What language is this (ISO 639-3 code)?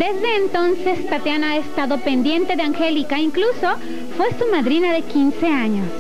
spa